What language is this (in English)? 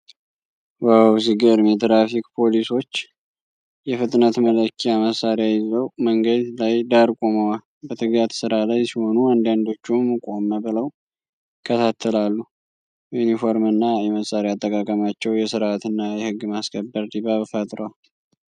Amharic